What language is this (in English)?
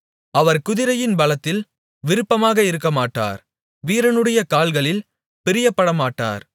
Tamil